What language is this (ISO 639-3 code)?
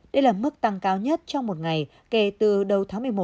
vie